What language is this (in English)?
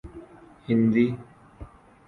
Urdu